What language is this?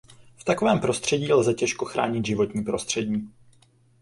Czech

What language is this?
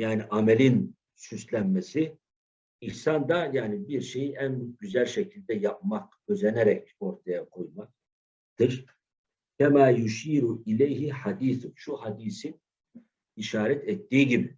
Turkish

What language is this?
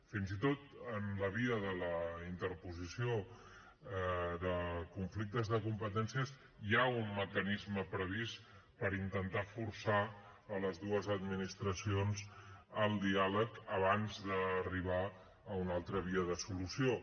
Catalan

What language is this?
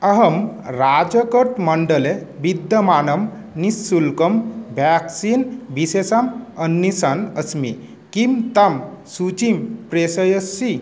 Sanskrit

